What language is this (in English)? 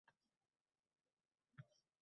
Uzbek